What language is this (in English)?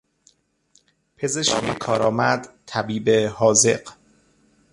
Persian